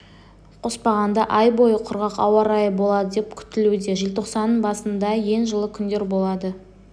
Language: Kazakh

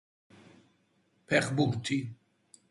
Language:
Georgian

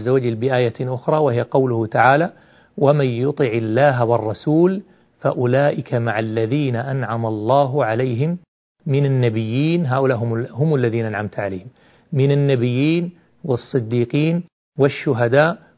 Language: Arabic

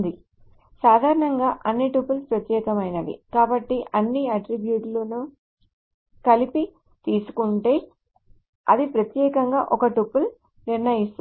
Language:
Telugu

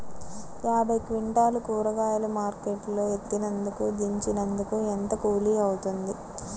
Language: Telugu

